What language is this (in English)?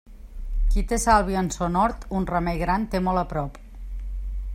Catalan